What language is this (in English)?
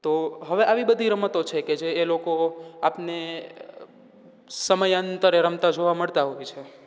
Gujarati